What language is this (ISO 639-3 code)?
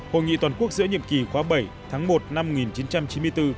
vie